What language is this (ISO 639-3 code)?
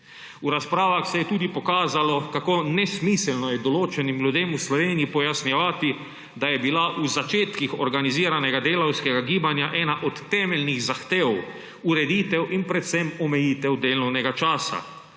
slv